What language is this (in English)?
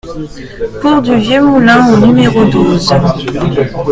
French